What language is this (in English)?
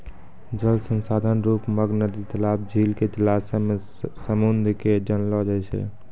Maithili